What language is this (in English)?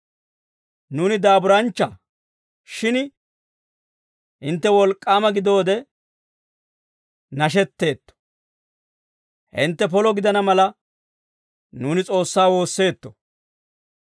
Dawro